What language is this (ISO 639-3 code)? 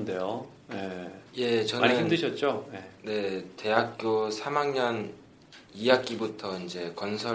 kor